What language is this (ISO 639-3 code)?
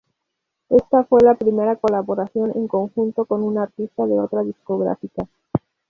spa